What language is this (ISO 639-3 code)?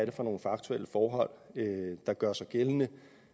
dan